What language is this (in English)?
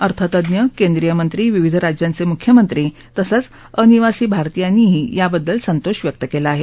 Marathi